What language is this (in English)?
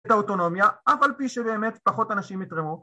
Hebrew